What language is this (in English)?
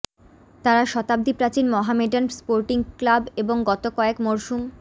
Bangla